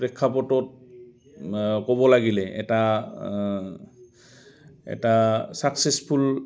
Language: Assamese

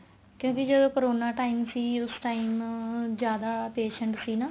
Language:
Punjabi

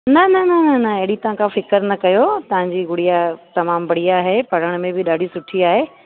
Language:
Sindhi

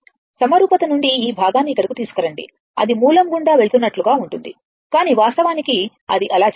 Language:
Telugu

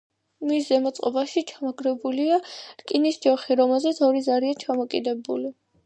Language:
Georgian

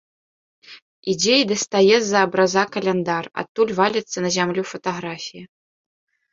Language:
Belarusian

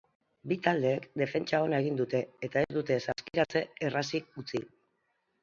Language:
Basque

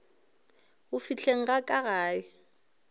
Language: Northern Sotho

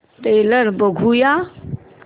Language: Marathi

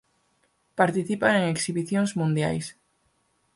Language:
Galician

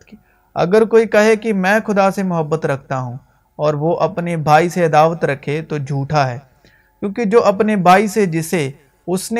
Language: Urdu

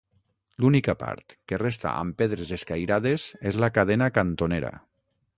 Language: Catalan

